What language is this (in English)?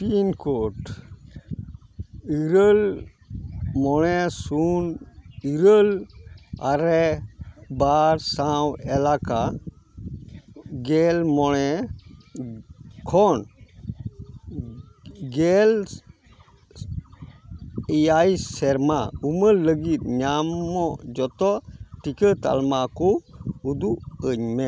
Santali